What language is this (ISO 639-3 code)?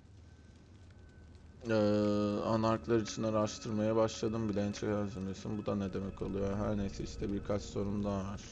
tur